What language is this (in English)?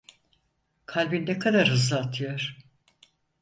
Turkish